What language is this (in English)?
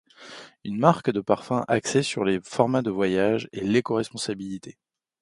French